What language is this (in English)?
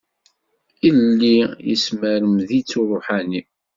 Kabyle